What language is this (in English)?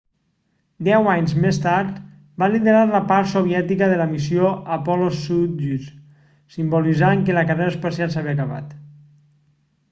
Catalan